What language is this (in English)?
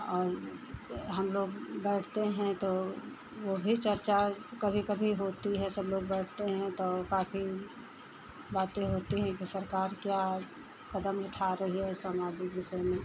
Hindi